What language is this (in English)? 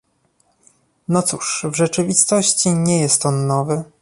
Polish